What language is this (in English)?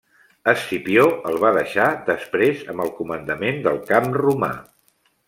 Catalan